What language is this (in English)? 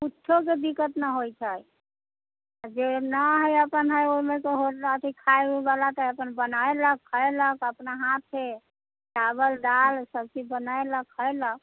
Maithili